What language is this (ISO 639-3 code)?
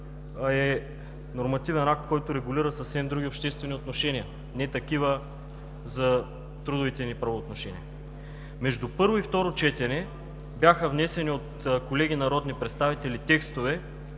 bul